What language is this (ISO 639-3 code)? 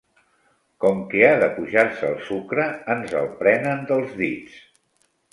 cat